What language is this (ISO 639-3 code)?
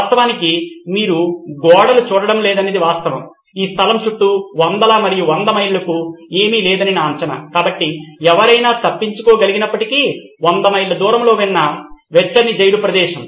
tel